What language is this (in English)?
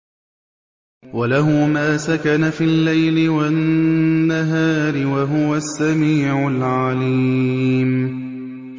Arabic